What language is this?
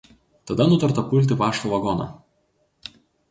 Lithuanian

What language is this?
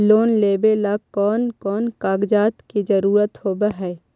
Magahi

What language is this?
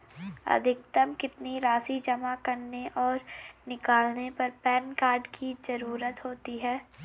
Hindi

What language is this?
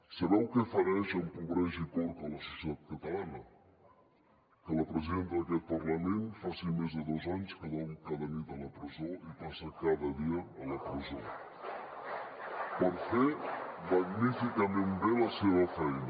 Catalan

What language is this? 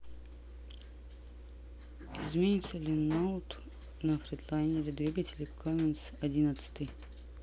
Russian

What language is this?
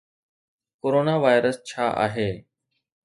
Sindhi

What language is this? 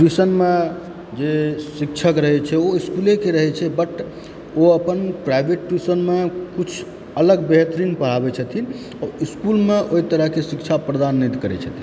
Maithili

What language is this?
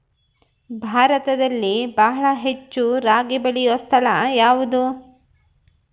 Kannada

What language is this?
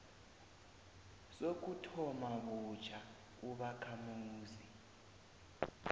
South Ndebele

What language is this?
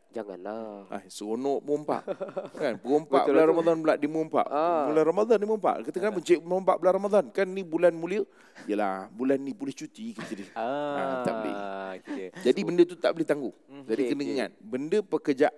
Malay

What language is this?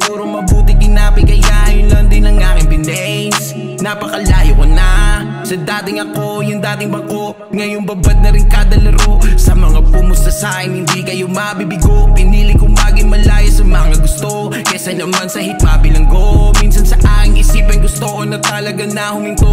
Indonesian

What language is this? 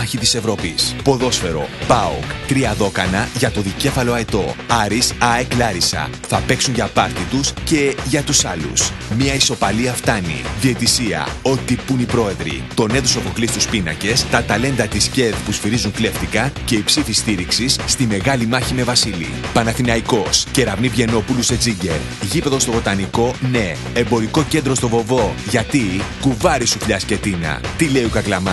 Greek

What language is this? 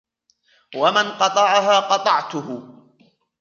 Arabic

